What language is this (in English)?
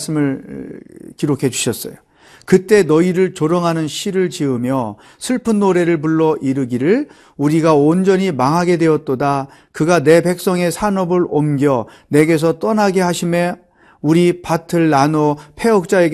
Korean